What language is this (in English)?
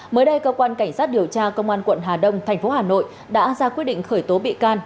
Vietnamese